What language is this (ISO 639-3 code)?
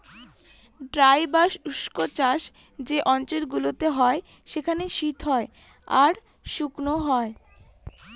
ben